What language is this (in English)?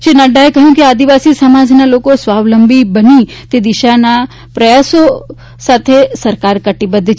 Gujarati